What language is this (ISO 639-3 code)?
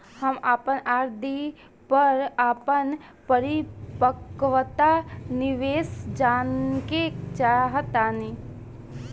bho